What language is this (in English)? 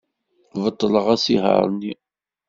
Kabyle